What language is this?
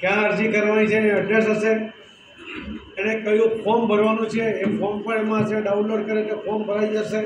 Hindi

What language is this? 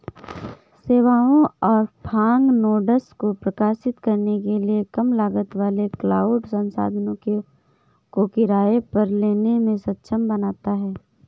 Hindi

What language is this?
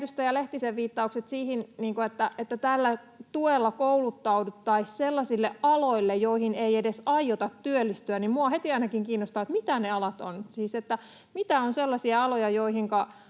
Finnish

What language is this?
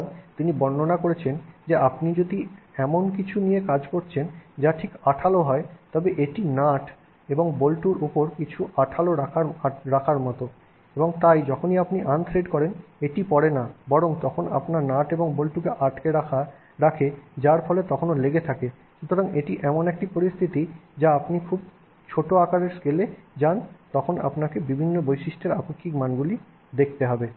Bangla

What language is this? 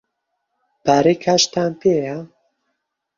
Central Kurdish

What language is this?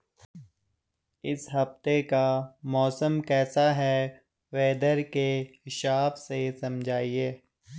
Hindi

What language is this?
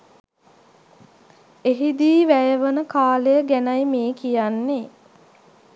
Sinhala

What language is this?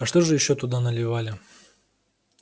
Russian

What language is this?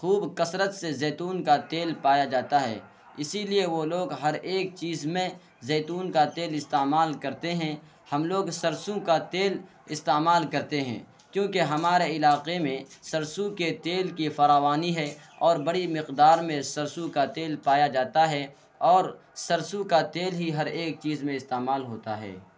Urdu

